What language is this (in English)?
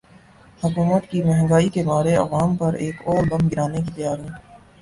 Urdu